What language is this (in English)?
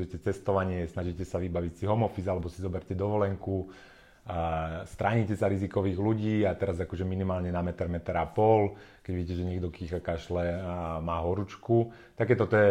Slovak